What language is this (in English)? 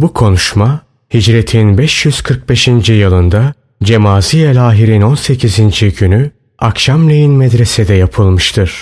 Turkish